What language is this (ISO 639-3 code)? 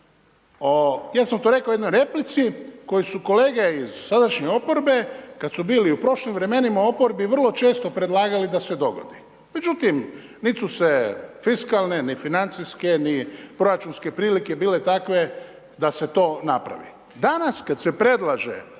hrv